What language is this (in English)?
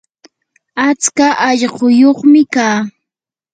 Yanahuanca Pasco Quechua